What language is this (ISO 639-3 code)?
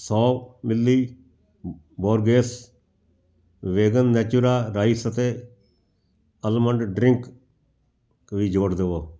pan